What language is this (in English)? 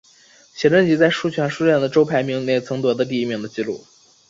Chinese